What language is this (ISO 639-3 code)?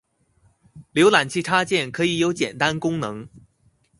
zho